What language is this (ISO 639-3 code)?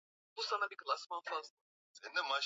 swa